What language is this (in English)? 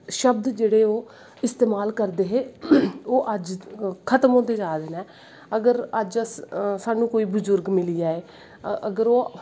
Dogri